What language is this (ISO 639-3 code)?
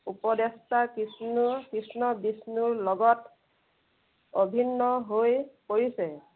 asm